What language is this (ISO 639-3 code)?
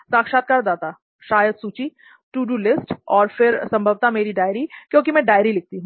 hin